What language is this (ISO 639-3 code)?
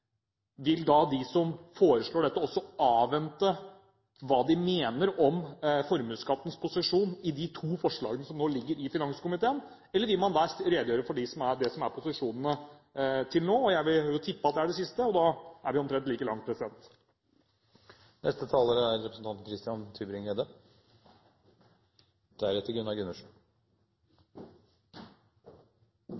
nob